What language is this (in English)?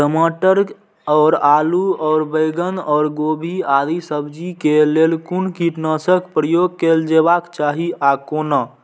Maithili